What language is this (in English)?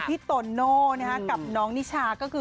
Thai